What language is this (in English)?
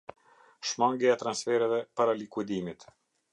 Albanian